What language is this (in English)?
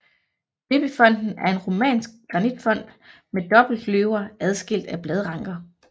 Danish